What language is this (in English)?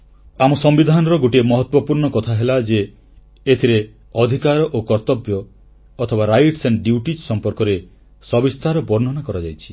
Odia